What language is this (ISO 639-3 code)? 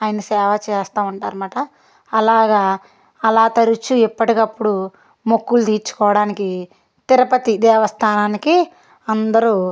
tel